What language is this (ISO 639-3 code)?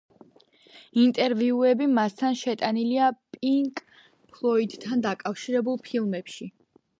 kat